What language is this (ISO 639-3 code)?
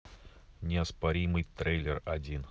rus